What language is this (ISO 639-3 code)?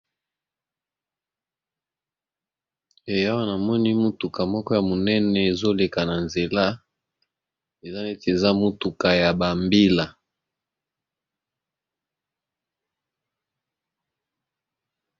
lin